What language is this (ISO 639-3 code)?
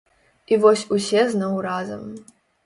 bel